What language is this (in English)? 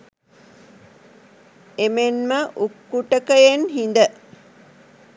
Sinhala